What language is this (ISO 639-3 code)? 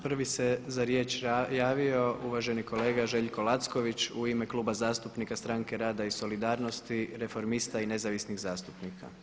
hrv